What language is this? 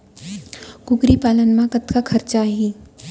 Chhattisgarhi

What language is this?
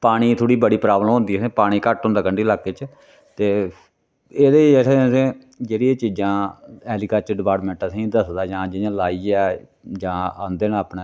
Dogri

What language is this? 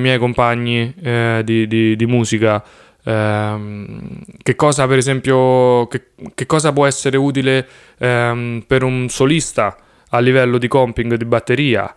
Italian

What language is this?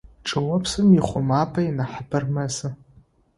Adyghe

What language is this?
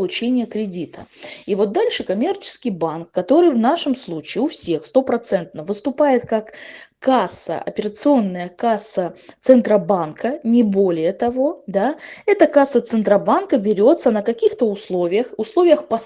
Russian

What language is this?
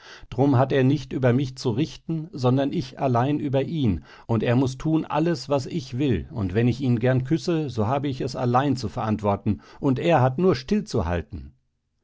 German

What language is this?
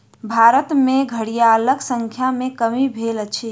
Maithili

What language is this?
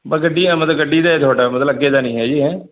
Punjabi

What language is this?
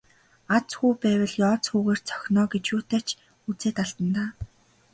Mongolian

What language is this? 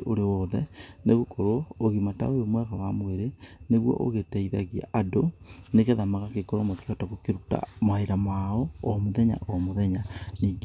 Kikuyu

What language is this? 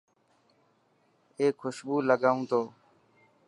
Dhatki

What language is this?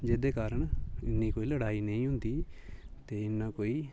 Dogri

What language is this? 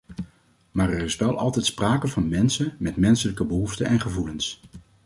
Dutch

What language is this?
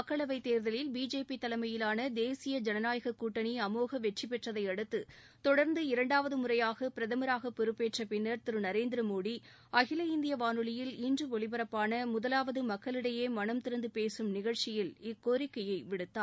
Tamil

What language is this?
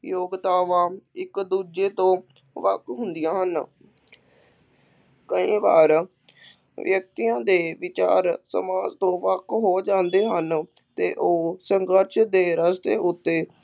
Punjabi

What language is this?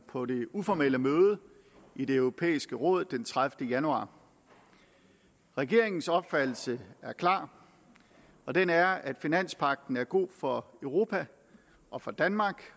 Danish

